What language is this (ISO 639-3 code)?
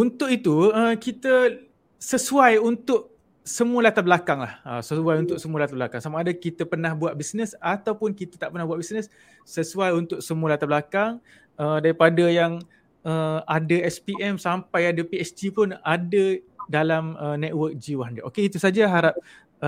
msa